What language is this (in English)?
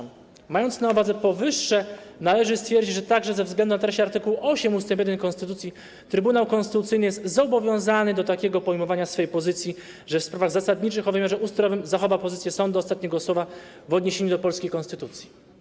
Polish